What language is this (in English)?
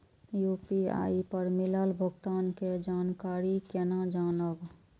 Maithili